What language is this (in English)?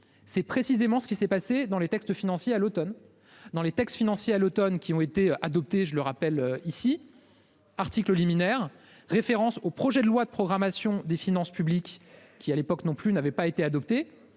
French